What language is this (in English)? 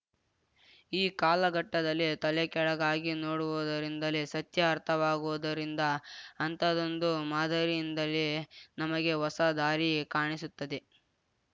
Kannada